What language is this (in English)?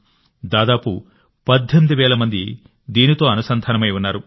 Telugu